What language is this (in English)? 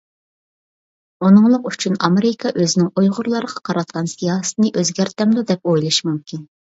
Uyghur